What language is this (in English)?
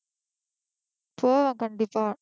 Tamil